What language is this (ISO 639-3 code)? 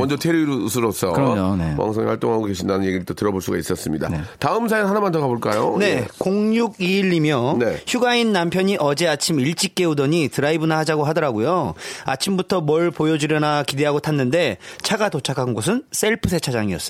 kor